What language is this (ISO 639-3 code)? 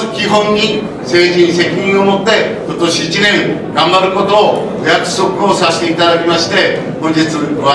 jpn